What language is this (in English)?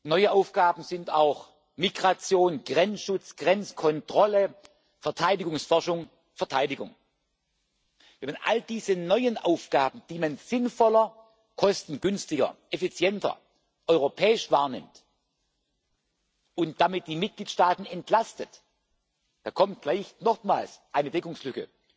German